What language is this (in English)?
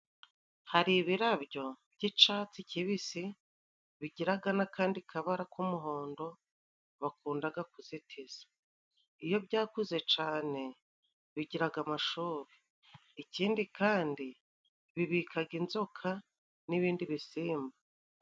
Kinyarwanda